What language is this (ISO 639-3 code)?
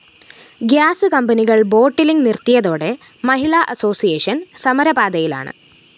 mal